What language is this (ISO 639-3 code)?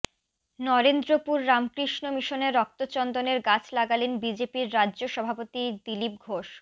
ben